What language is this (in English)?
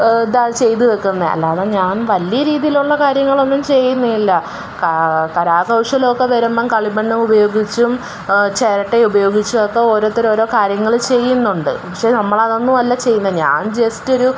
Malayalam